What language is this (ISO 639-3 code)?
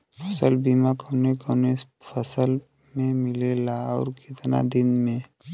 bho